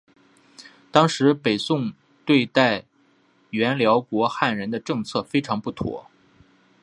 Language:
Chinese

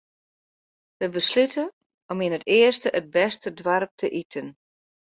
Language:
Western Frisian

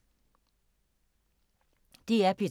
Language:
Danish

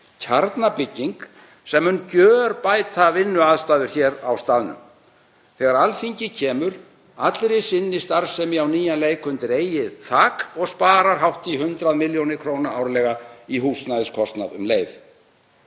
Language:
Icelandic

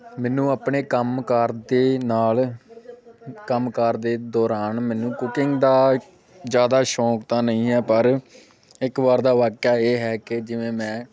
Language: Punjabi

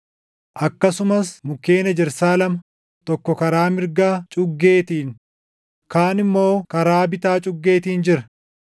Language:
Oromo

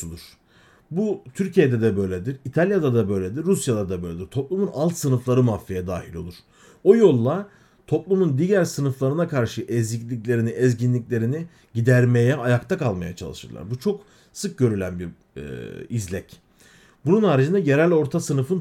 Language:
Turkish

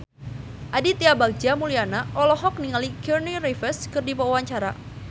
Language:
Sundanese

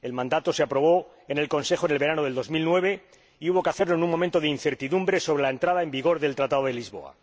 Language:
Spanish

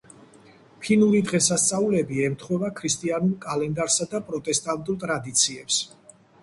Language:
Georgian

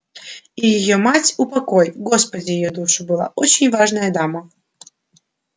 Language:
Russian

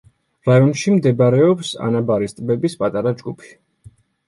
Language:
Georgian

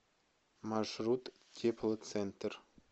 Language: Russian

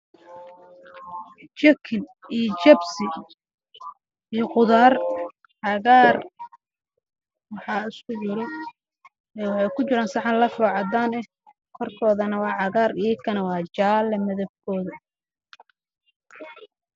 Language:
Somali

